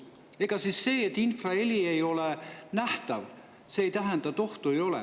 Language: Estonian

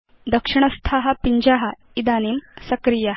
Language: Sanskrit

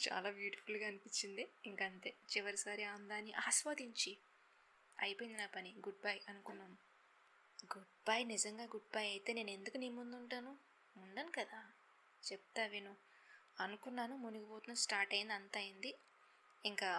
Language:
Telugu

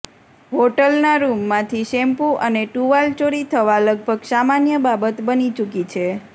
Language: Gujarati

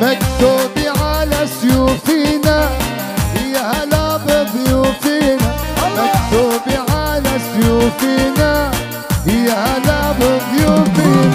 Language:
Arabic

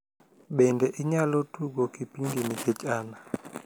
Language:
Luo (Kenya and Tanzania)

